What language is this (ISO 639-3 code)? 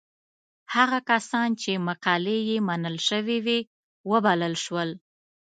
pus